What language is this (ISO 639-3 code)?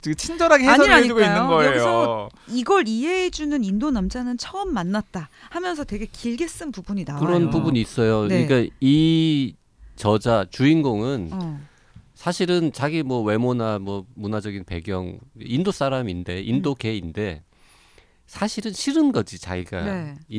kor